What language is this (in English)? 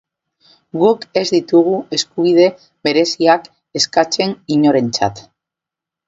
Basque